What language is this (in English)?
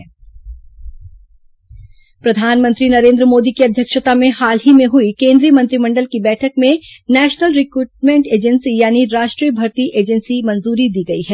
Hindi